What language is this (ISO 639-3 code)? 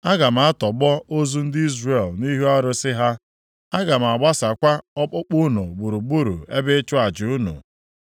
ibo